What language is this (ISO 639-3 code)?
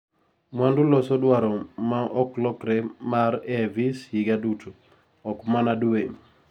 luo